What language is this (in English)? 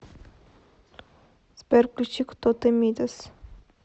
Russian